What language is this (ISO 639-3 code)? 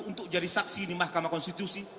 ind